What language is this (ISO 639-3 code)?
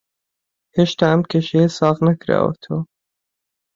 ckb